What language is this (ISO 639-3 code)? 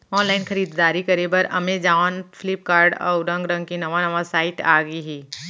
hne